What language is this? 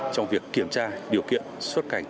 Vietnamese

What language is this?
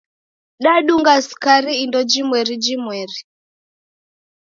Taita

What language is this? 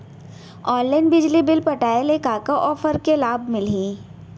Chhattisgarhi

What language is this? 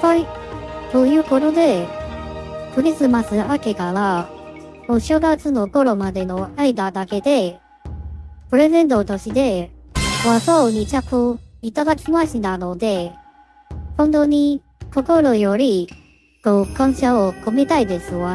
Japanese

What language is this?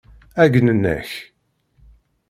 Kabyle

